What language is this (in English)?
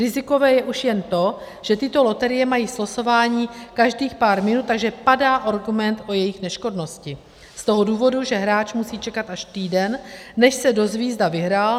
Czech